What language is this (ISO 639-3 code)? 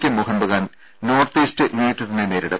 mal